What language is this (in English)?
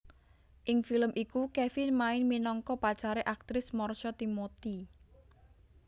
Javanese